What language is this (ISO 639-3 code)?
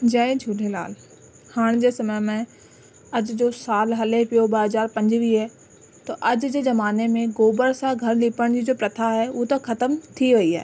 snd